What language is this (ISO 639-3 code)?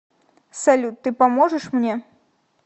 rus